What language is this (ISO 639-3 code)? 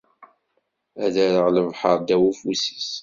kab